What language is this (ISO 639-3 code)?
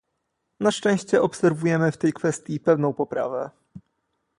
pol